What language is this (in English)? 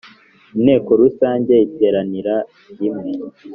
Kinyarwanda